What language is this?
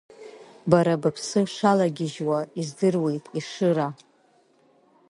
Abkhazian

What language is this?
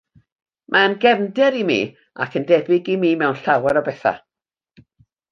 Welsh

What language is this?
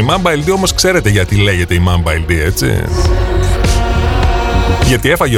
Greek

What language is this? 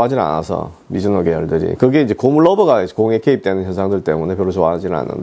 Korean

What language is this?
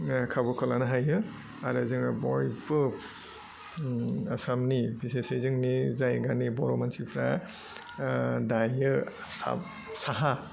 Bodo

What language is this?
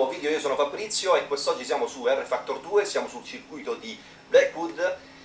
Italian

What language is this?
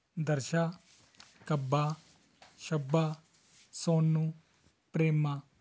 Punjabi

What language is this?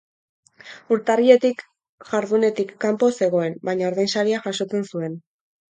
Basque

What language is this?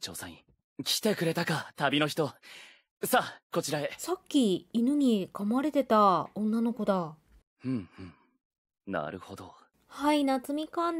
Japanese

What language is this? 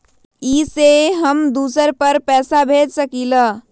Magahi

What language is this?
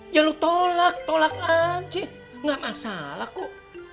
Indonesian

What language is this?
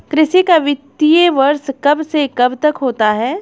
Hindi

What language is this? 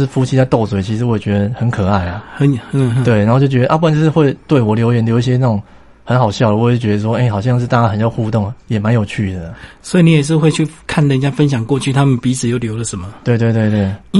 Chinese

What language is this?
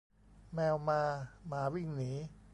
Thai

